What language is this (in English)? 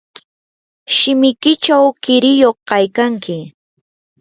Yanahuanca Pasco Quechua